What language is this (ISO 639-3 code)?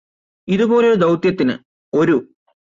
mal